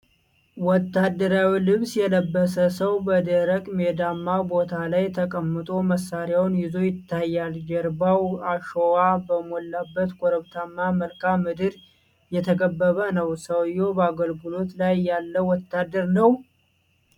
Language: Amharic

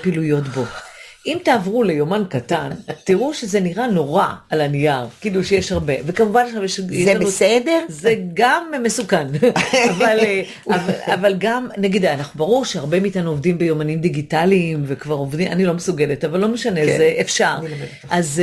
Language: Hebrew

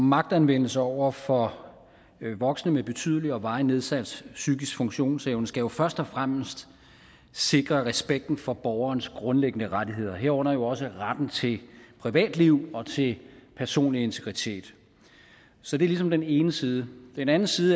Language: Danish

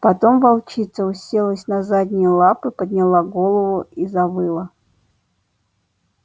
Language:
Russian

